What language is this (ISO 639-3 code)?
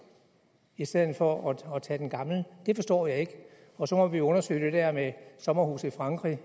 dan